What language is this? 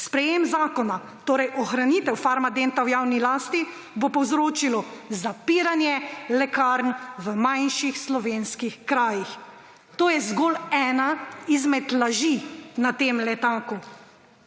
Slovenian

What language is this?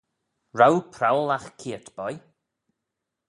Manx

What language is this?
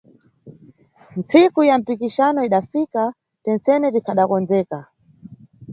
Nyungwe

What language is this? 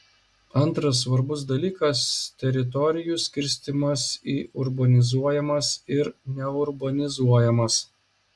Lithuanian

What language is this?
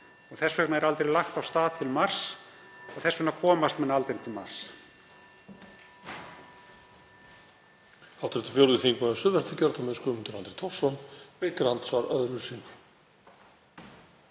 Icelandic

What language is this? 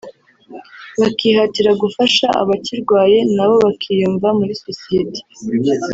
Kinyarwanda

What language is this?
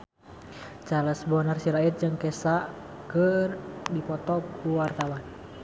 Sundanese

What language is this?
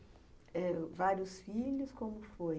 Portuguese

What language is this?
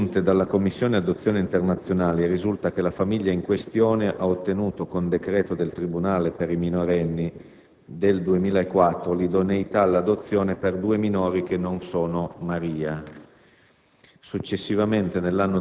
Italian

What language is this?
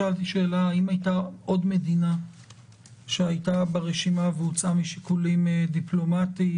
Hebrew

